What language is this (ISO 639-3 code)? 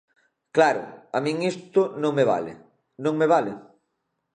glg